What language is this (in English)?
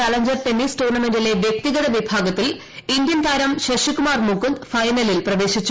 Malayalam